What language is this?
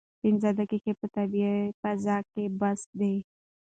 Pashto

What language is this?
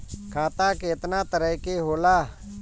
Bhojpuri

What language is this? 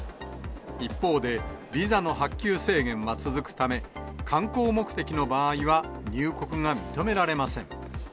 Japanese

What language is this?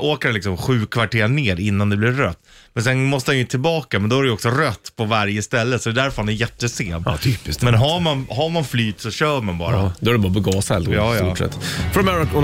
Swedish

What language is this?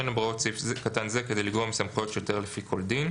Hebrew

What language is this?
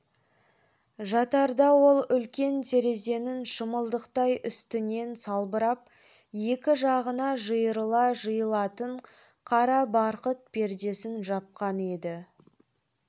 Kazakh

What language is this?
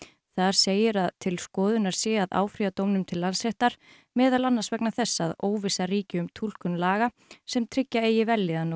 Icelandic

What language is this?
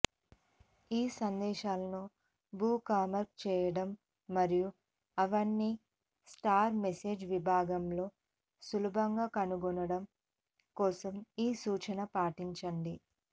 Telugu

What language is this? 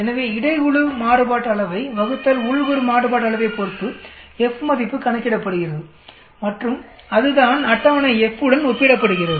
Tamil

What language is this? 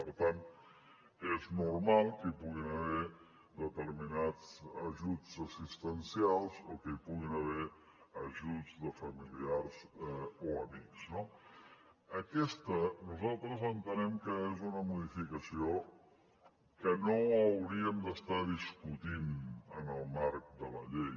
Catalan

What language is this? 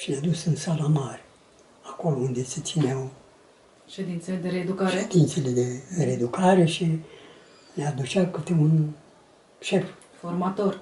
Romanian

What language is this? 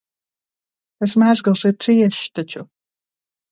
Latvian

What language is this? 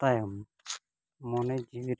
Santali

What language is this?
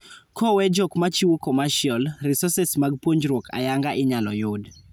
Luo (Kenya and Tanzania)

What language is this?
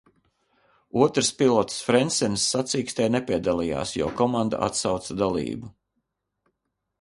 Latvian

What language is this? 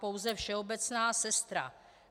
Czech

